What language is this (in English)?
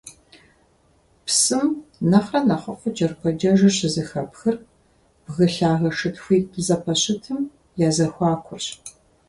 Kabardian